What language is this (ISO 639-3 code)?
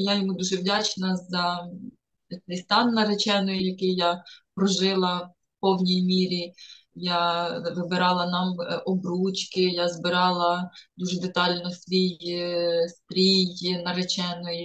ukr